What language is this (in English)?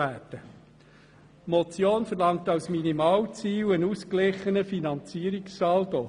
Swiss German